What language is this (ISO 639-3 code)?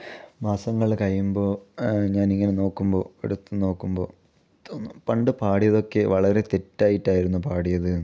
mal